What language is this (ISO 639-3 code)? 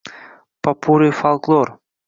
uzb